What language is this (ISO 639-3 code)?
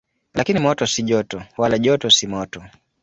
swa